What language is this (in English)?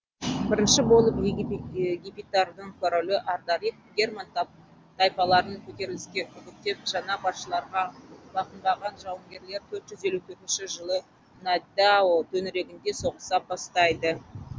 Kazakh